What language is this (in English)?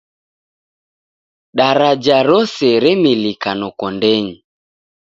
Taita